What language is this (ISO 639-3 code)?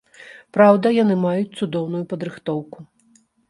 bel